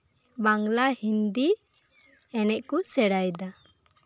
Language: Santali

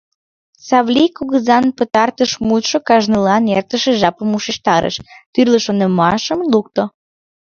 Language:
Mari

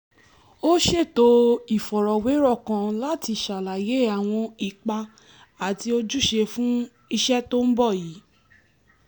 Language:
Yoruba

